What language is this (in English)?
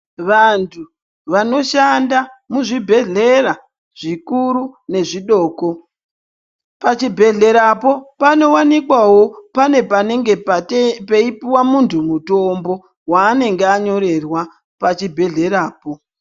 Ndau